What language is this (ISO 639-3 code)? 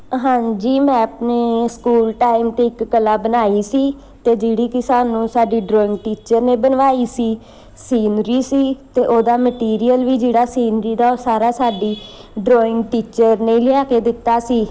pan